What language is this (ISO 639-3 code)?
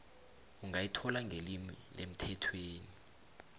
nbl